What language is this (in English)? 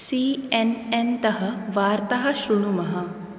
Sanskrit